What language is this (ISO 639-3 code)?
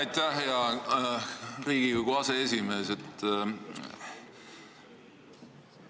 est